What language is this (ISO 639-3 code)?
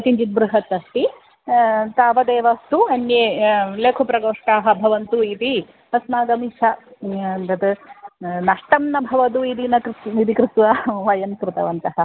san